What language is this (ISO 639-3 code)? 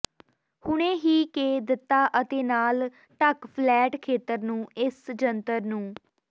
pan